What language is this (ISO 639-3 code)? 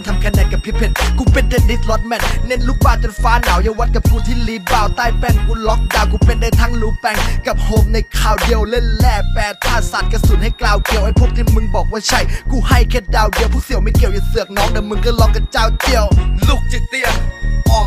tha